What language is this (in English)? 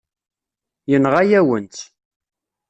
Kabyle